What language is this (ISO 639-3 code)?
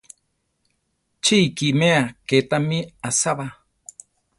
tar